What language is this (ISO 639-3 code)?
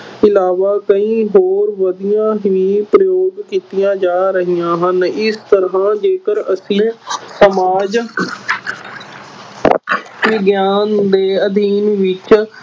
pan